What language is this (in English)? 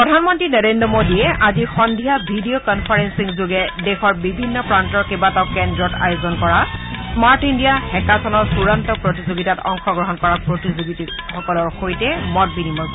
Assamese